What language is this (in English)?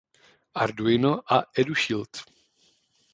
Czech